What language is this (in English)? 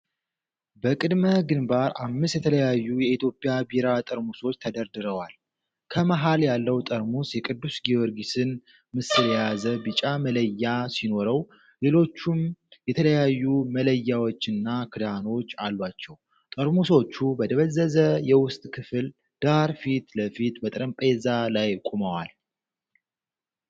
Amharic